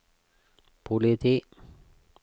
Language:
Norwegian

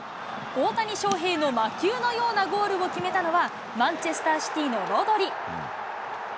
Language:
Japanese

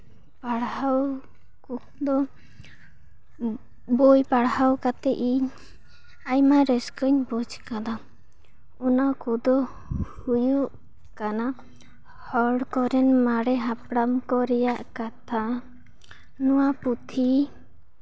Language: Santali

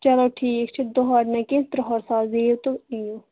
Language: Kashmiri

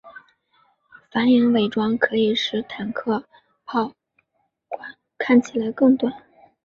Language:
Chinese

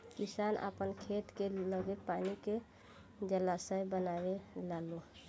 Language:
Bhojpuri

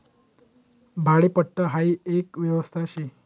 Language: Marathi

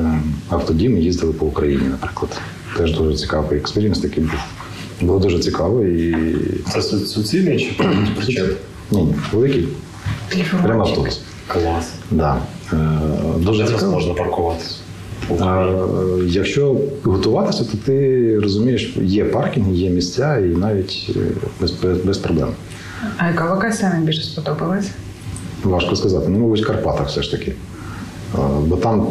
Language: Ukrainian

